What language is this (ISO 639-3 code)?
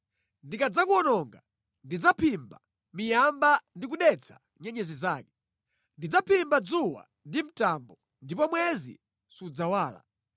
nya